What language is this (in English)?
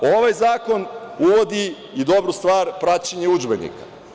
Serbian